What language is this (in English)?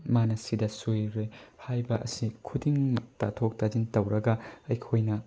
Manipuri